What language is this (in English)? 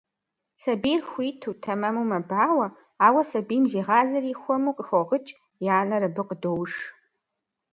Kabardian